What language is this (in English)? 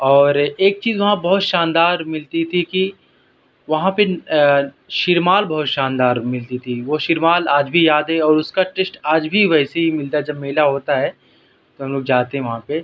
Urdu